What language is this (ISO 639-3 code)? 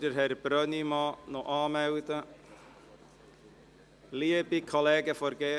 gsw